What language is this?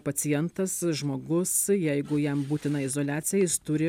Lithuanian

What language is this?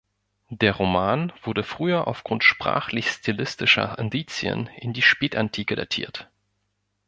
German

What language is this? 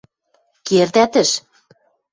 Western Mari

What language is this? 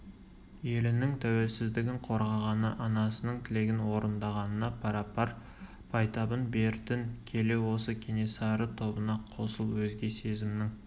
Kazakh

